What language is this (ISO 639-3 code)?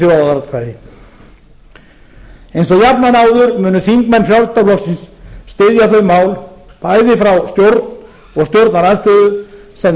isl